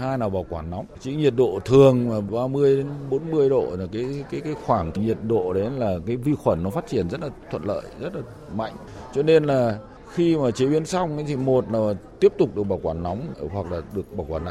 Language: Vietnamese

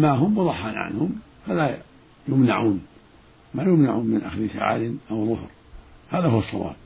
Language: Arabic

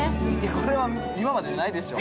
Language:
Japanese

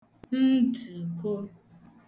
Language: Igbo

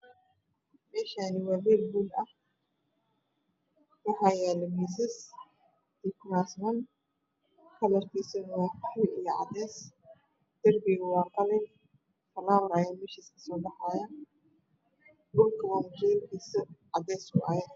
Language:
Somali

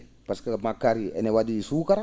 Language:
Fula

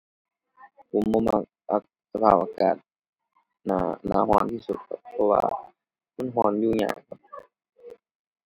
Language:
Thai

